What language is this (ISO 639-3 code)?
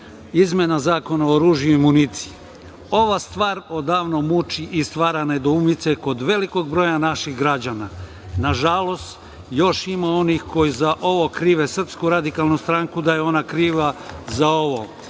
srp